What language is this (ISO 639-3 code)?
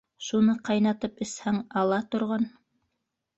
bak